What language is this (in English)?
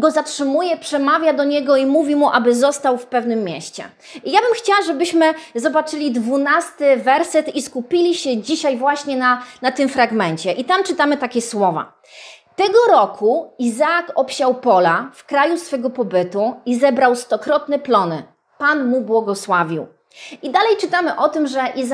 Polish